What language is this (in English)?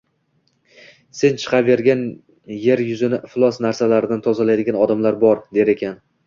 Uzbek